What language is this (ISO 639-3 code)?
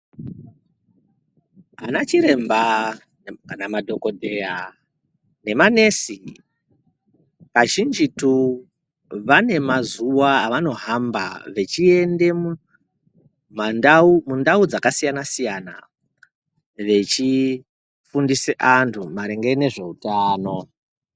ndc